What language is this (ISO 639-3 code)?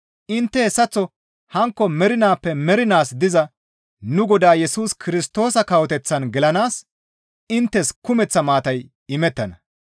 gmv